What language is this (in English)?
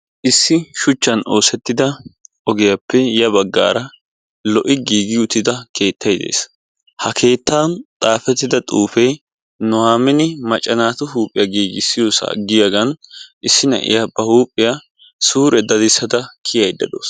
Wolaytta